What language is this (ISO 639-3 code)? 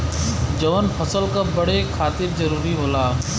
bho